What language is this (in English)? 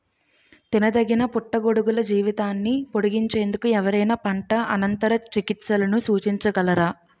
Telugu